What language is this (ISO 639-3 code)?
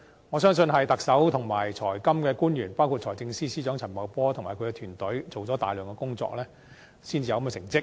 yue